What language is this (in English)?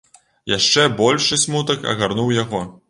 Belarusian